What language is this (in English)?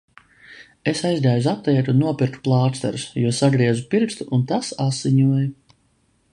Latvian